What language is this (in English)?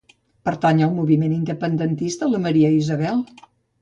Catalan